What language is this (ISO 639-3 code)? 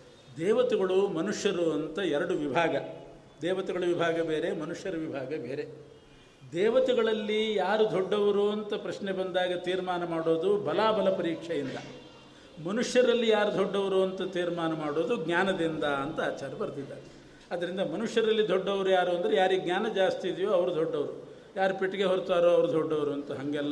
kan